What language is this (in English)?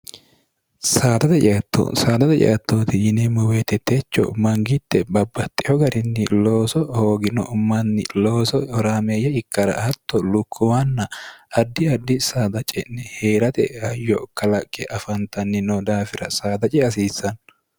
Sidamo